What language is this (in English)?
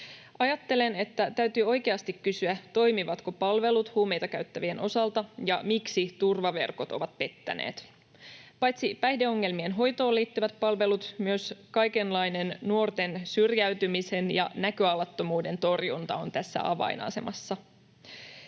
Finnish